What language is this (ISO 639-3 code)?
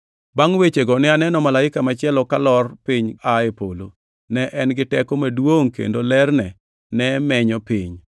luo